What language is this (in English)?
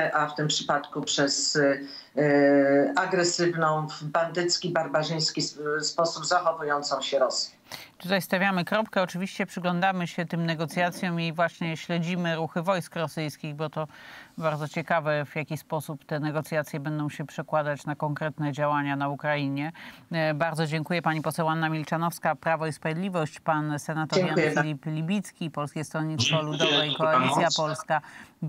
Polish